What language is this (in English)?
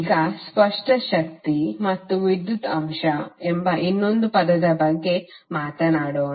Kannada